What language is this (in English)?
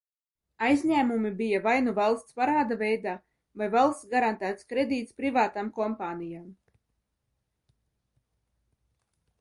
Latvian